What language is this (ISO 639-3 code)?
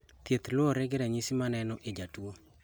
luo